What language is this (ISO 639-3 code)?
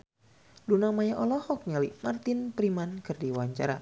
sun